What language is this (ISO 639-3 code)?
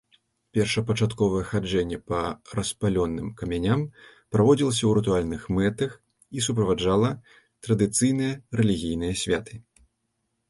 bel